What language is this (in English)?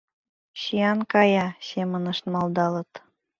Mari